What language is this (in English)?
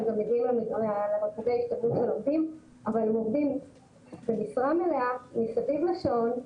Hebrew